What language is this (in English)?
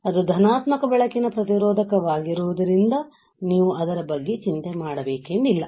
Kannada